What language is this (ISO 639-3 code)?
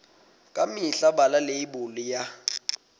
sot